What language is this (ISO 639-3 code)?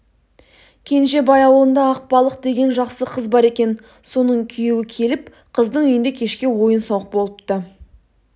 kaz